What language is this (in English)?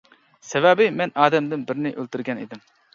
Uyghur